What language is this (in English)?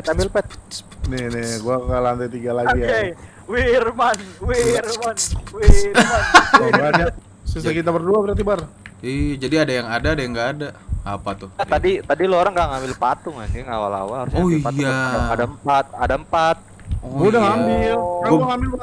Indonesian